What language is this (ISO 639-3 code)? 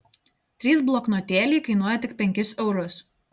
lit